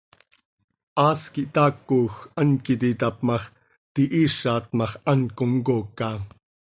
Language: Seri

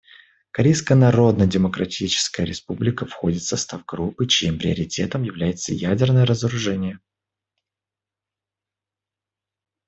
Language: Russian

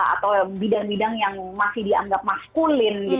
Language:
Indonesian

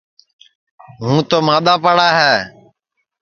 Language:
Sansi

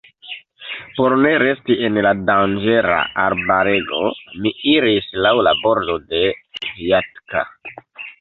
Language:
Esperanto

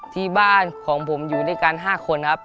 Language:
Thai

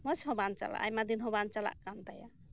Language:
Santali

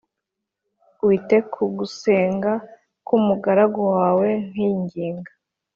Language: Kinyarwanda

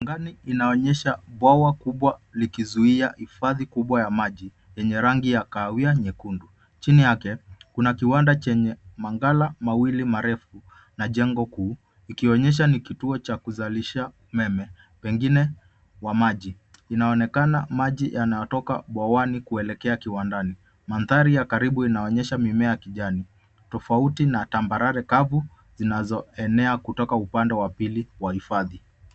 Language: Swahili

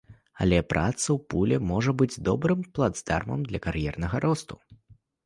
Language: Belarusian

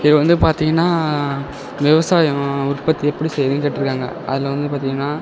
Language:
Tamil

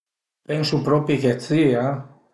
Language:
Piedmontese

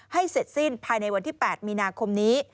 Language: Thai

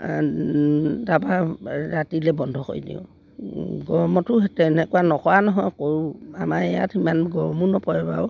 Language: Assamese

